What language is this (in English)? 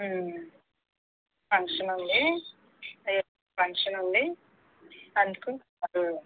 Telugu